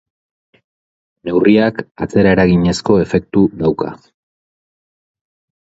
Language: Basque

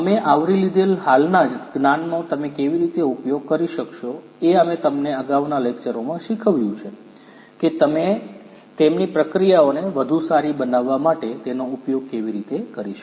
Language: Gujarati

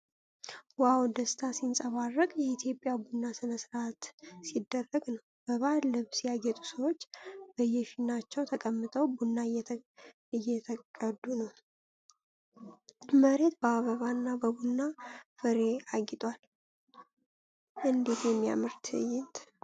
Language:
Amharic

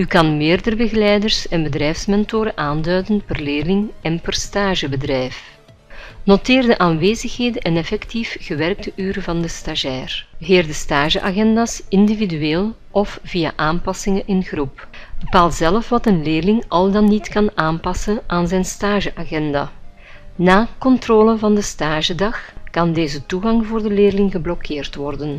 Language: Dutch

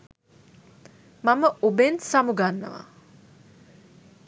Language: Sinhala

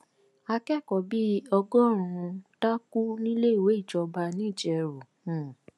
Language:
Yoruba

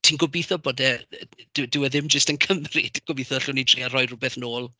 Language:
Welsh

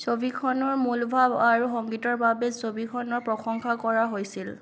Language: Assamese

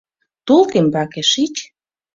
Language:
Mari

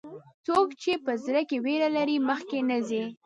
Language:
Pashto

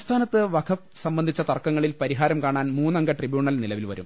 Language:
Malayalam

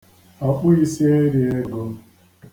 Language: Igbo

